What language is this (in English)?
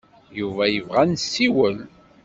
Kabyle